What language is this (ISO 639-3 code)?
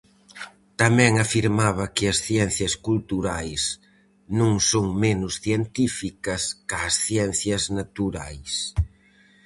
glg